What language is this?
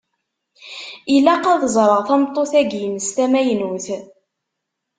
Kabyle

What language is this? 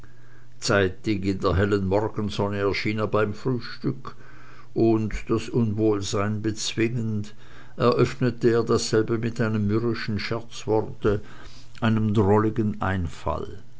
German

